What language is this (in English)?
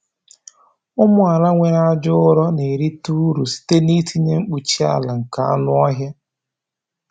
Igbo